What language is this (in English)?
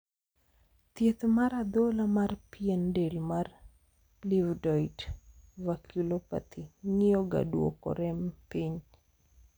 Luo (Kenya and Tanzania)